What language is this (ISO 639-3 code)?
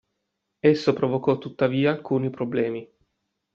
ita